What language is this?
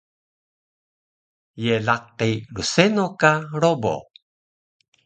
Taroko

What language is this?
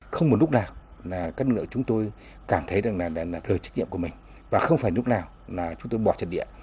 Vietnamese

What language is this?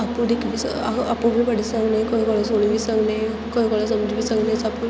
Dogri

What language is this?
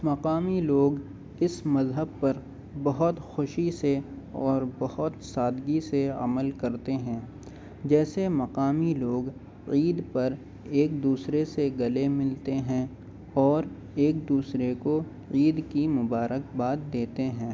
Urdu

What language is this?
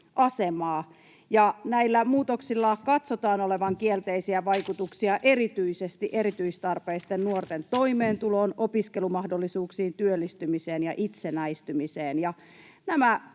Finnish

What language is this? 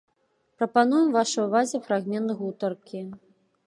Belarusian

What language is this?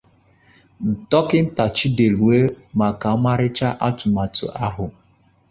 Igbo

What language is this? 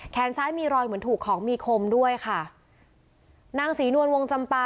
Thai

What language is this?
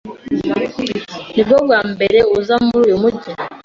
Kinyarwanda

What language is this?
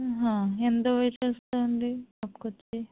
Telugu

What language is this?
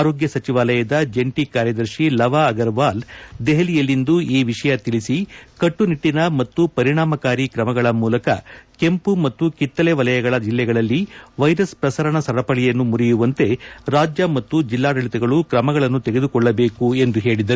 Kannada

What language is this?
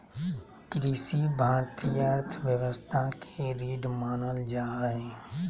Magahi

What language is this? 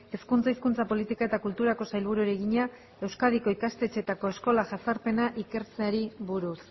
Basque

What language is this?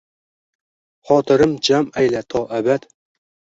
Uzbek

